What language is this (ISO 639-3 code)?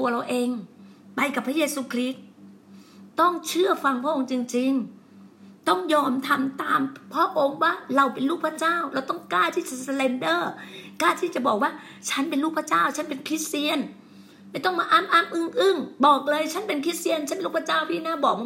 tha